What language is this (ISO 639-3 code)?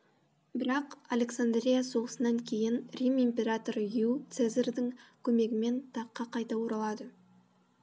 kaz